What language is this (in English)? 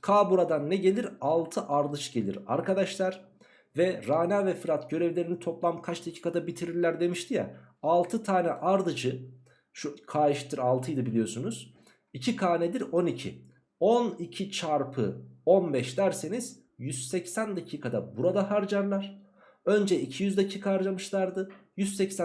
Turkish